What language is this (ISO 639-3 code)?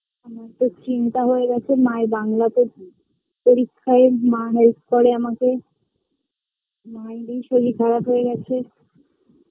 ben